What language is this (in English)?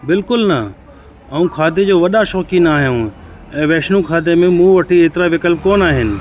Sindhi